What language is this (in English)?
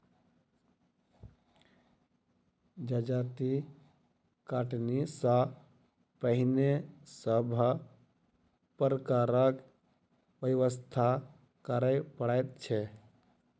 Maithili